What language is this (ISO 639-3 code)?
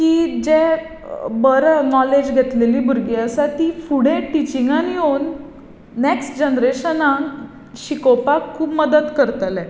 kok